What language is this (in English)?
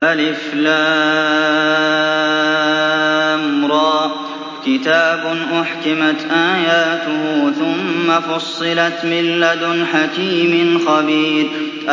Arabic